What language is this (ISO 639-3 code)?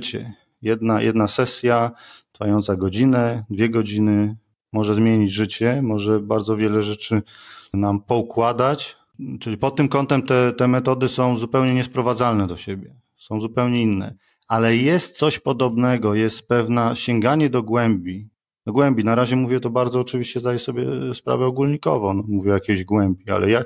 pol